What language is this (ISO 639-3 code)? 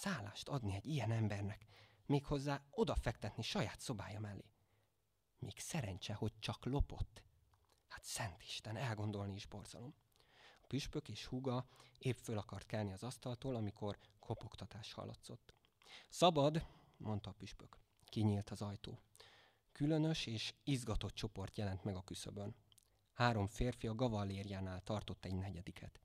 hun